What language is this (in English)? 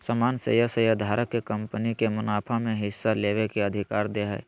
Magahi